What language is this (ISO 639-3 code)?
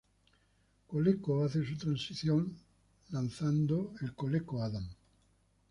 spa